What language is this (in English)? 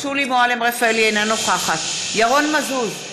Hebrew